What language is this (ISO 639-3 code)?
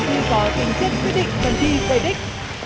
vie